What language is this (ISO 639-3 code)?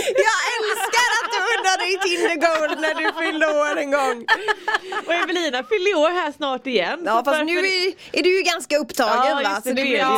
swe